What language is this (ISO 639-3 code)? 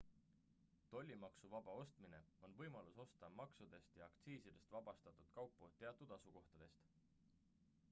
est